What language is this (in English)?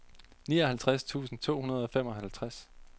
Danish